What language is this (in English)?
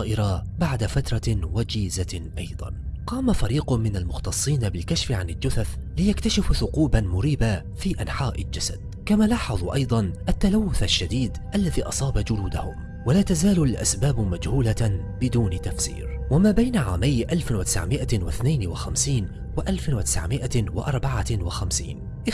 Arabic